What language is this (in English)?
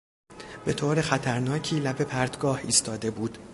Persian